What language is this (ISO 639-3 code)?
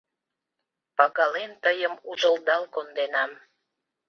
chm